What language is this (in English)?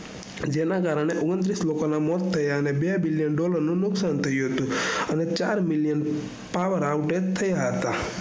Gujarati